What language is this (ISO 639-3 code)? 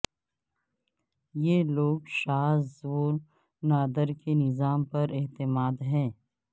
urd